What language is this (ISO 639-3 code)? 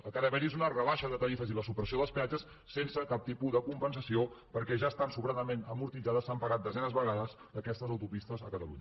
cat